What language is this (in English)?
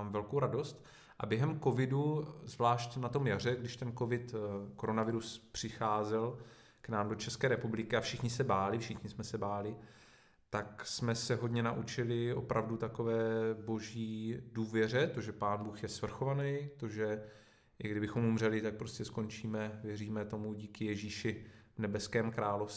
Czech